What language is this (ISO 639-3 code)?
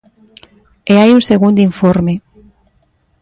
glg